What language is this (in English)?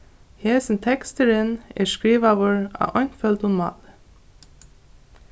Faroese